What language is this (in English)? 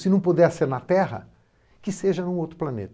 Portuguese